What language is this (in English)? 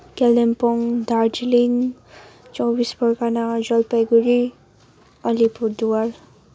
Nepali